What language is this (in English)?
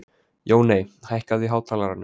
Icelandic